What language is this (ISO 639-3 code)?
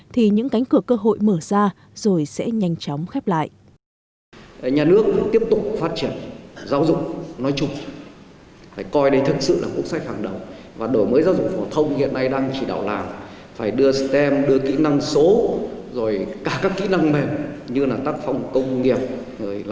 vie